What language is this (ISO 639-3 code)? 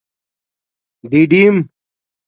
dmk